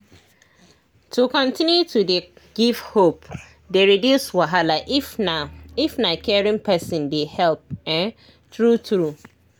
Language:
Nigerian Pidgin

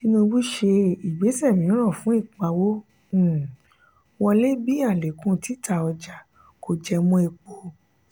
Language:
Yoruba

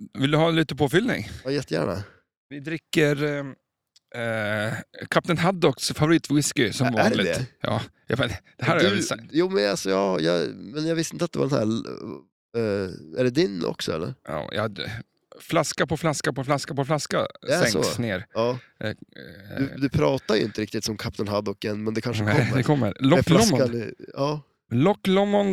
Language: Swedish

